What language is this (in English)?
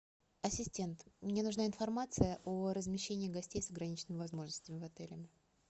Russian